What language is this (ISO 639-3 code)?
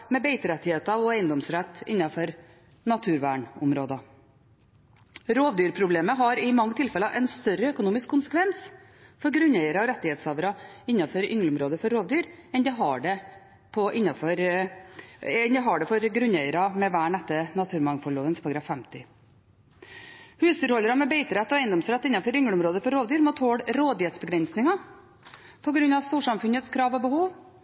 nob